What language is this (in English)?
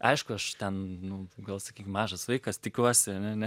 Lithuanian